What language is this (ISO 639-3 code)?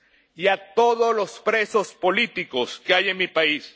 spa